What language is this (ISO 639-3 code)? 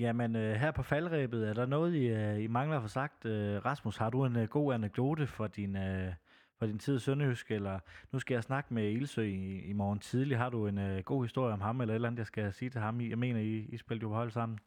dan